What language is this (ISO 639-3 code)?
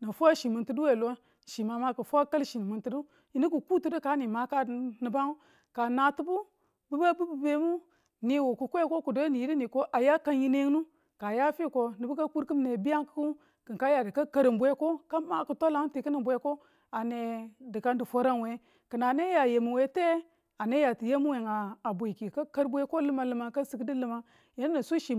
tul